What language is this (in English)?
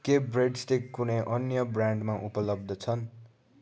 Nepali